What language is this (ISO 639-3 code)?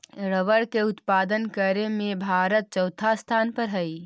mag